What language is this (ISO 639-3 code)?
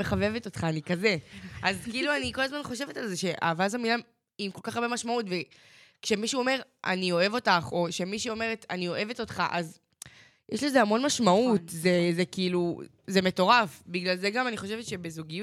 heb